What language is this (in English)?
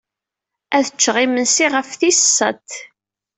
Kabyle